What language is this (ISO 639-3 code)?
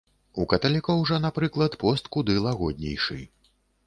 bel